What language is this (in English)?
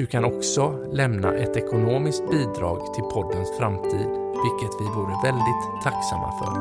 Swedish